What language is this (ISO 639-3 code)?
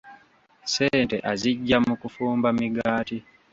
lug